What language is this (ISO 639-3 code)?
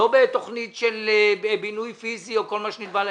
heb